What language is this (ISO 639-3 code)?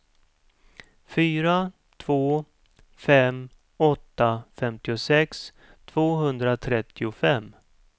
swe